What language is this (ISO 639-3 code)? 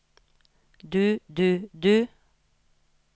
nor